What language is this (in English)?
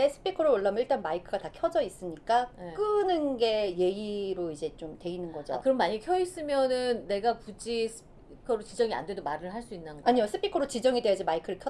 Korean